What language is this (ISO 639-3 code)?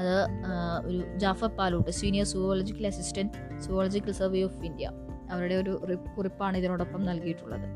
mal